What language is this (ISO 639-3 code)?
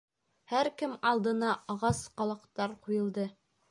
bak